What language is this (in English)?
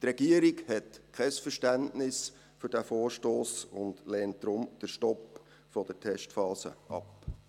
Swiss German